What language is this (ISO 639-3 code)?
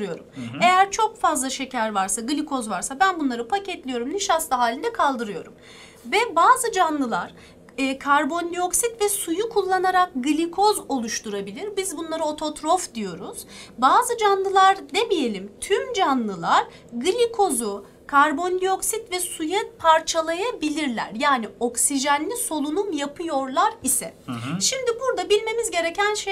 tur